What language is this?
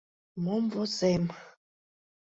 Mari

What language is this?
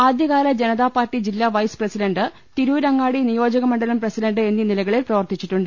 Malayalam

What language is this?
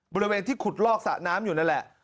Thai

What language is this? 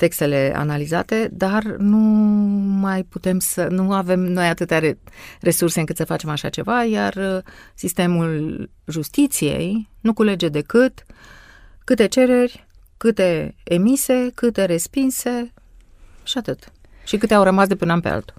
Romanian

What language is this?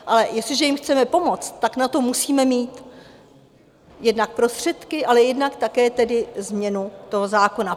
Czech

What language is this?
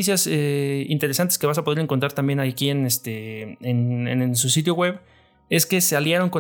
Spanish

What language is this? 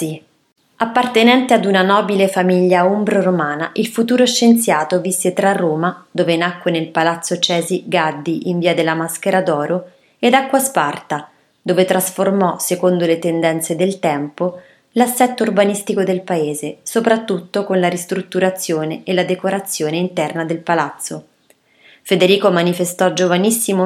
Italian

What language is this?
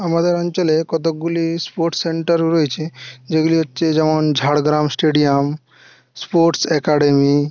Bangla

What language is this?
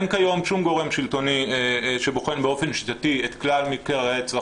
Hebrew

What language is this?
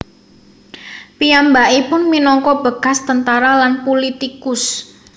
Javanese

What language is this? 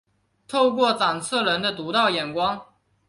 Chinese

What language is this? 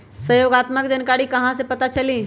Magahi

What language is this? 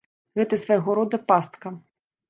Belarusian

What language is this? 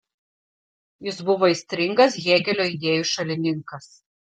Lithuanian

